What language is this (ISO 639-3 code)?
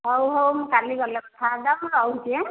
ori